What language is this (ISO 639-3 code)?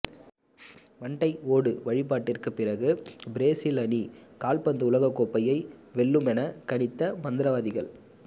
tam